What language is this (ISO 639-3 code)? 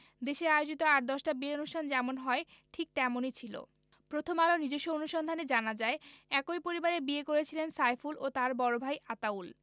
ben